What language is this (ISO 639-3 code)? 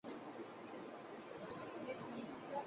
zho